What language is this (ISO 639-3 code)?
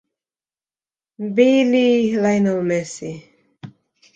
swa